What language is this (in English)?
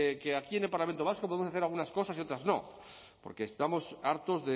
Spanish